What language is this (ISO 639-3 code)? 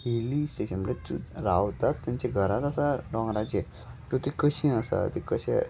kok